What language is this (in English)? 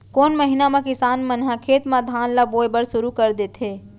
Chhattisgarhi